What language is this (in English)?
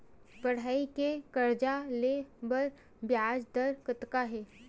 Chhattisgarhi